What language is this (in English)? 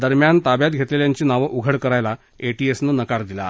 Marathi